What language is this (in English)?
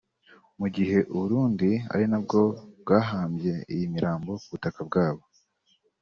Kinyarwanda